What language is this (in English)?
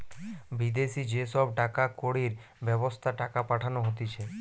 Bangla